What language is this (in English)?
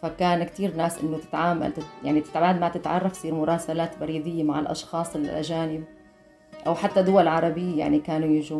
Arabic